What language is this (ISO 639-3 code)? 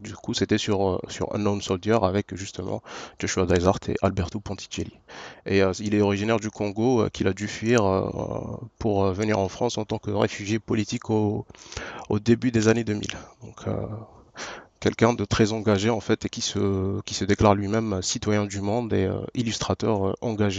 fra